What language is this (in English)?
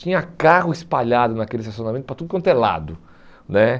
Portuguese